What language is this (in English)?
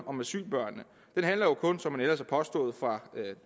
Danish